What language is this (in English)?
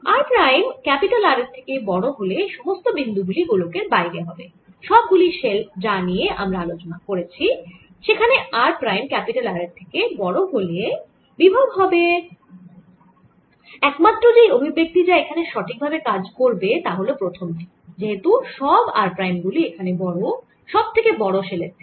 Bangla